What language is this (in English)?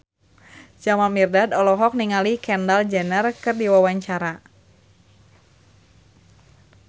Sundanese